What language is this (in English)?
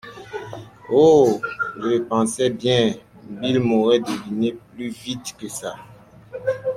French